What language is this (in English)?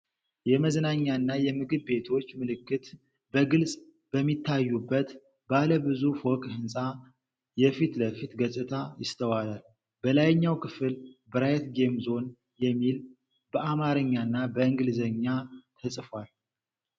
Amharic